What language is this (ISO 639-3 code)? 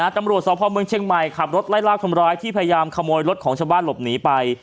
tha